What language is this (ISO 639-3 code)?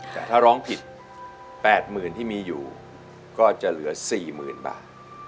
tha